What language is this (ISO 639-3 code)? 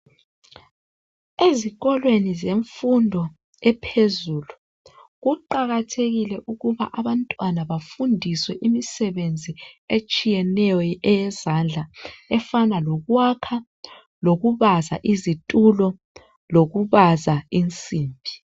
nde